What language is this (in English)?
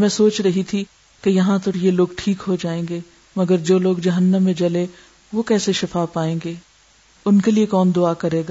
Urdu